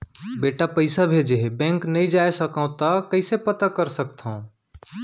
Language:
Chhattisgarhi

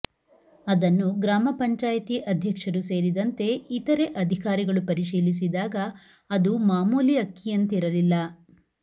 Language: Kannada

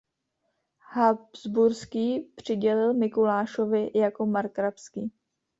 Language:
Czech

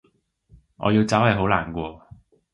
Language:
Cantonese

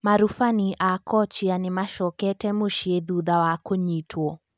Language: Kikuyu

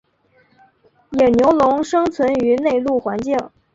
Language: Chinese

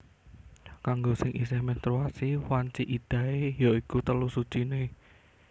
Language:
Javanese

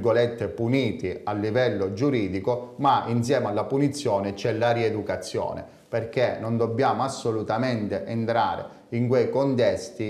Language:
Italian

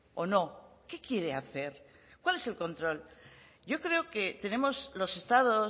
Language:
Spanish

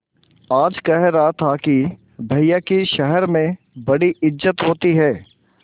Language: Hindi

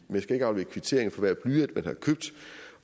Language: Danish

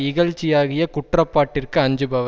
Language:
Tamil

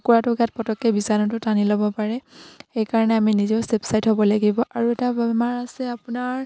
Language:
Assamese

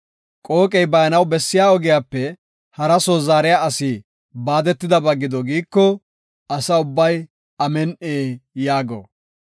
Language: Gofa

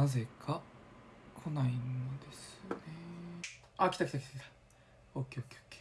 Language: Japanese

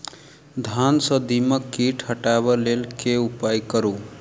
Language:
Maithili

